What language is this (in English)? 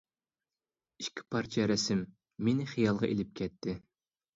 Uyghur